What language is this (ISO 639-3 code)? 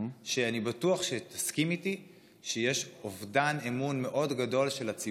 heb